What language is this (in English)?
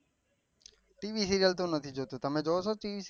Gujarati